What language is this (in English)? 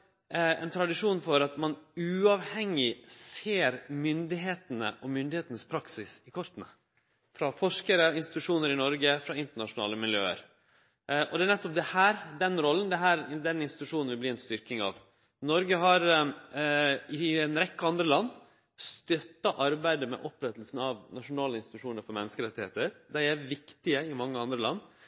Norwegian Nynorsk